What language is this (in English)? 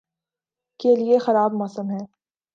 Urdu